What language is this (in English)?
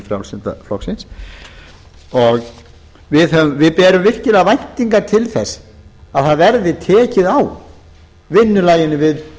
Icelandic